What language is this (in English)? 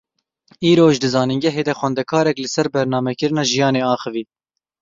Kurdish